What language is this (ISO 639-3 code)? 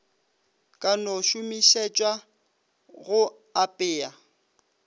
nso